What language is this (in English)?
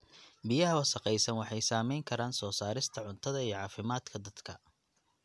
Somali